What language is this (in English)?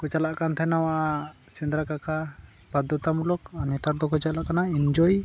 Santali